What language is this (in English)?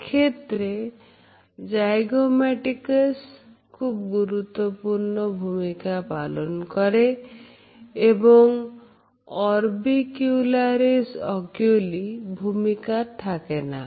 Bangla